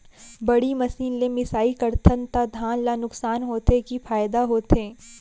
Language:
Chhattisgarhi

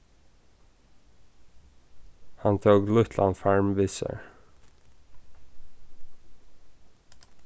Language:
Faroese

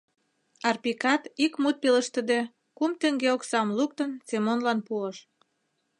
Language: Mari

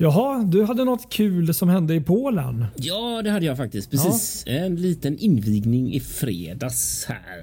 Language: Swedish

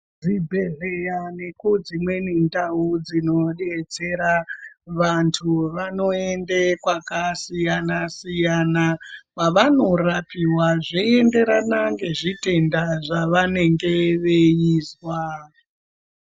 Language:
Ndau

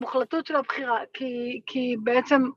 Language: Hebrew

